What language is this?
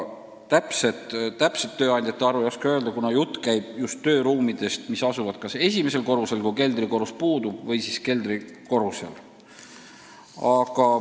Estonian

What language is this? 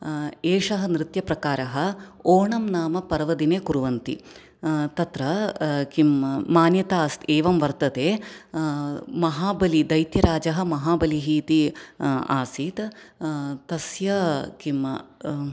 Sanskrit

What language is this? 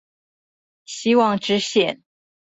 Chinese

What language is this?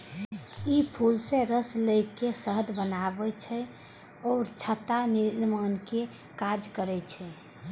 Maithili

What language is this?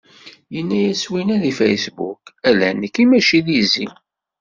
Kabyle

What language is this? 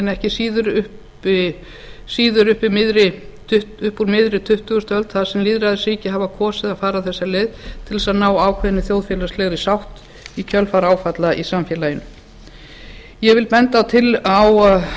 Icelandic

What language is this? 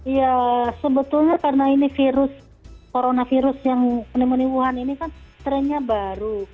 Indonesian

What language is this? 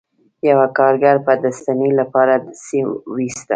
Pashto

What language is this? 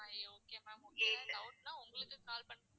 Tamil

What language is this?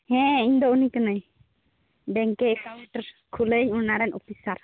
Santali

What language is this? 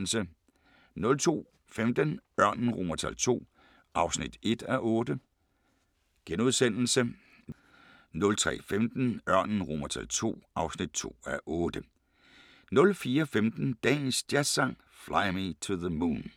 Danish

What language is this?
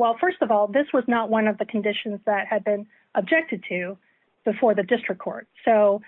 English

